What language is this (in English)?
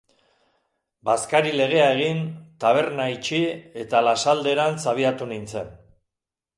Basque